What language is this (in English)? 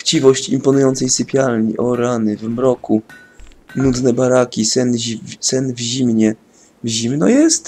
Polish